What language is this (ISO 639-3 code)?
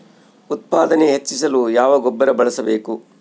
kan